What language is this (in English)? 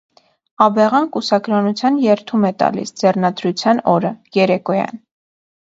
Armenian